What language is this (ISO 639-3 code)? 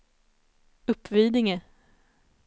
swe